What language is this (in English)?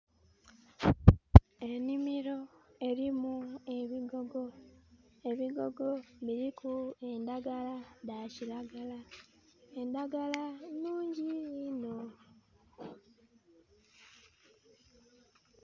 Soga